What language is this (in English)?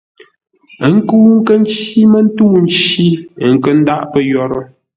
Ngombale